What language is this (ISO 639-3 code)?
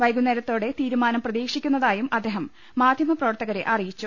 mal